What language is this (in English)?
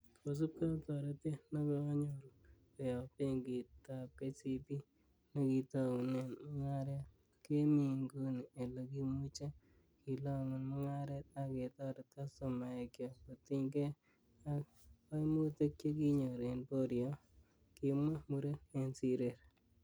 Kalenjin